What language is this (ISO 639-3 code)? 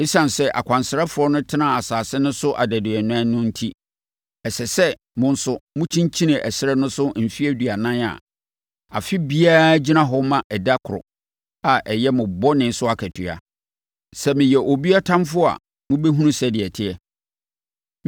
aka